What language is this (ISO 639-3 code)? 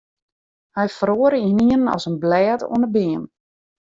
fry